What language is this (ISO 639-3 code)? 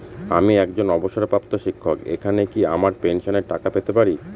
ben